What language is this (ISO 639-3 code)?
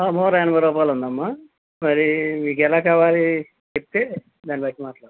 tel